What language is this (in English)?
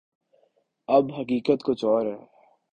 Urdu